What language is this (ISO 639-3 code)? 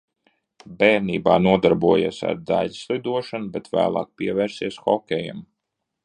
lav